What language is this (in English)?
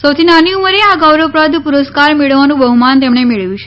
Gujarati